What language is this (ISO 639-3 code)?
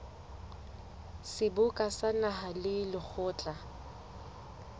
sot